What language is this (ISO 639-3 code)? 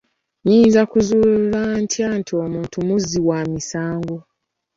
lug